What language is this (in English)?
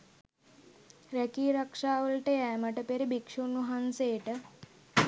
Sinhala